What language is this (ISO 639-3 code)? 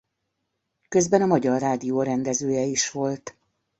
hun